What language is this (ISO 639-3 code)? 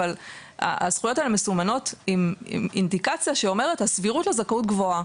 heb